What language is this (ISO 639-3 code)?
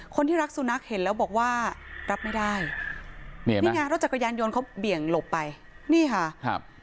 tha